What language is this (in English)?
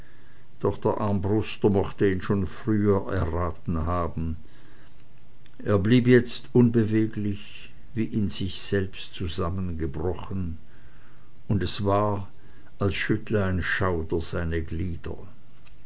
German